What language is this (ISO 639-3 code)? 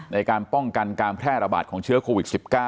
tha